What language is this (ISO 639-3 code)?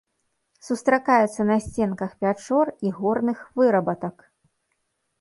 bel